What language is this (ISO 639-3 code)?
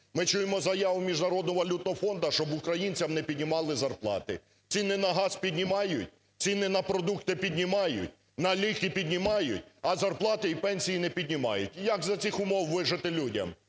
ukr